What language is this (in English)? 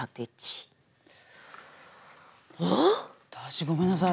Japanese